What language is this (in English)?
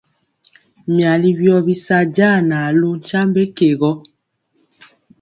Mpiemo